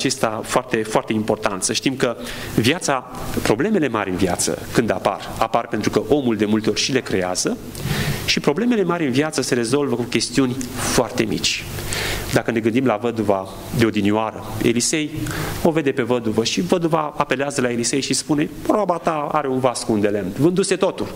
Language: Romanian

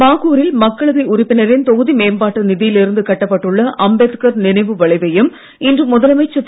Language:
Tamil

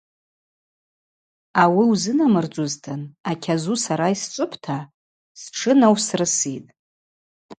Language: Abaza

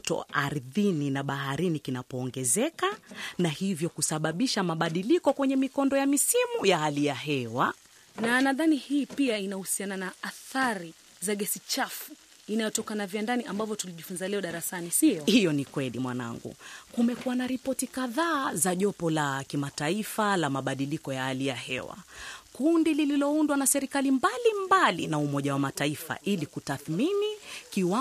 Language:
Swahili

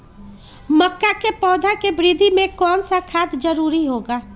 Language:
Magahi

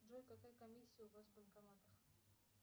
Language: Russian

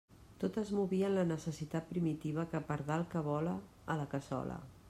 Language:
Catalan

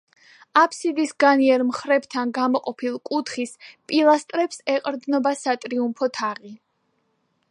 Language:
Georgian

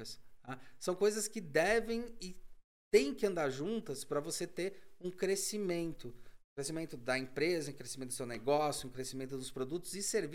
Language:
Portuguese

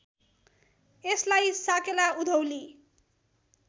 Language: Nepali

